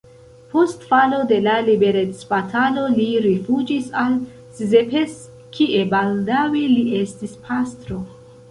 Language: Esperanto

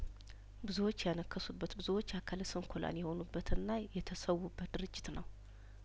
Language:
Amharic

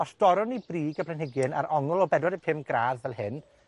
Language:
Welsh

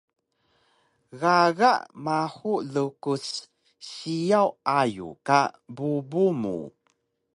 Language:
Taroko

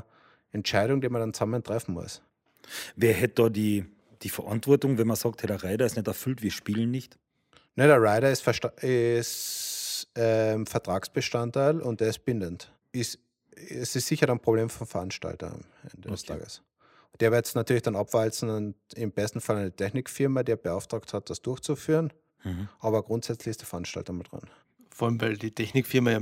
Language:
German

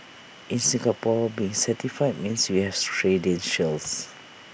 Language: English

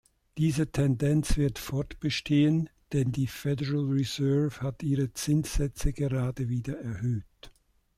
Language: German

